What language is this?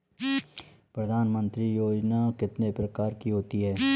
Hindi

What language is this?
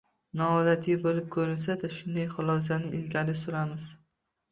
Uzbek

